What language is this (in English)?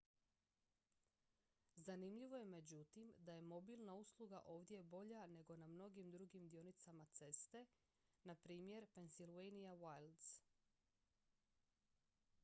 Croatian